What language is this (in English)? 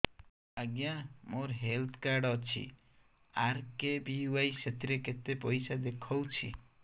Odia